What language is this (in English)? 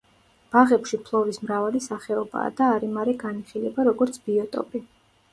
Georgian